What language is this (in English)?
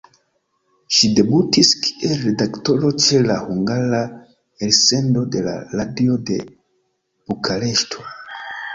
Esperanto